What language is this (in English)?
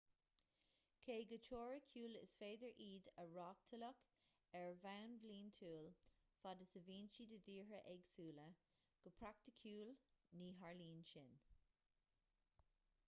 Irish